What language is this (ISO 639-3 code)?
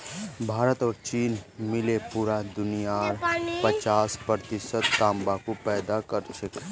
mag